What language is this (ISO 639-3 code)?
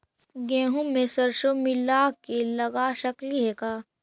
mag